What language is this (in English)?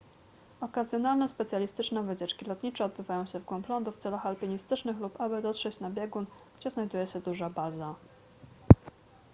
Polish